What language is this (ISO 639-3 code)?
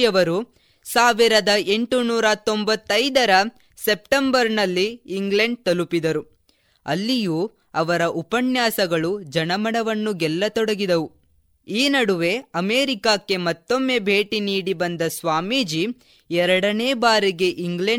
kan